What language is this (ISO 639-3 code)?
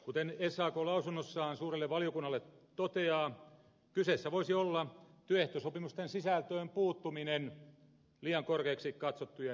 fin